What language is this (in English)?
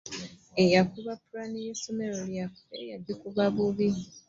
Ganda